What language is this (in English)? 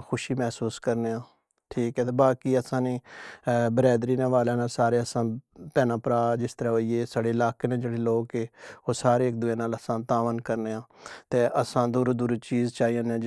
Pahari-Potwari